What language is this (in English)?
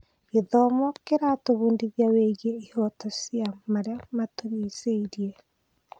Kikuyu